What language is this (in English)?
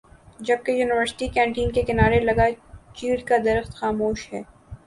Urdu